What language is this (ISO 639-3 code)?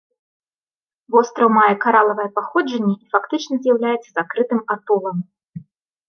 bel